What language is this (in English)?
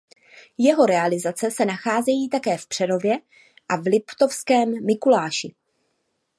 Czech